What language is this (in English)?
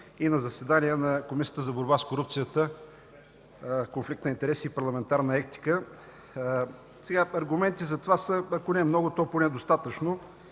Bulgarian